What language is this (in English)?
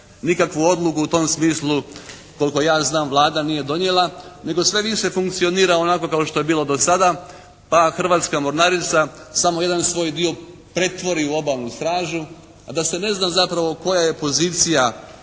Croatian